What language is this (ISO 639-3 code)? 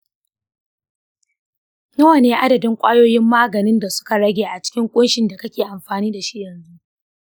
hau